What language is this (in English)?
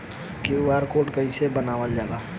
Bhojpuri